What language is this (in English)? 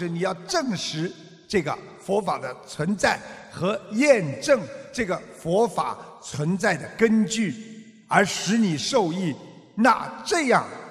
Chinese